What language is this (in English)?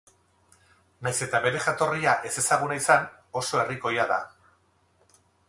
Basque